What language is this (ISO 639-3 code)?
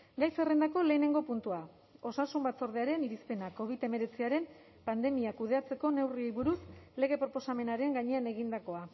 eus